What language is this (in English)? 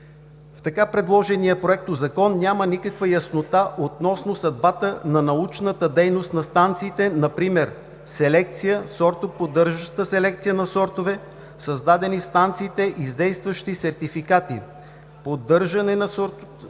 Bulgarian